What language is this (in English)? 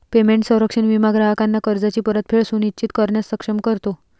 Marathi